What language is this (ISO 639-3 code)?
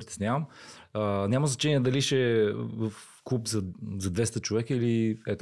bul